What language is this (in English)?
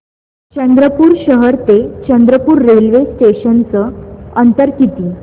Marathi